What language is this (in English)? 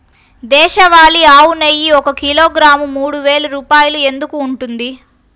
Telugu